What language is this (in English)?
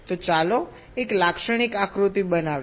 Gujarati